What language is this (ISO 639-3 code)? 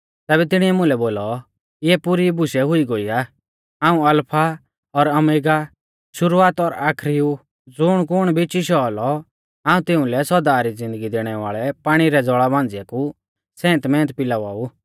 bfz